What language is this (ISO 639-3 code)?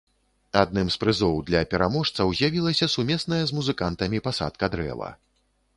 bel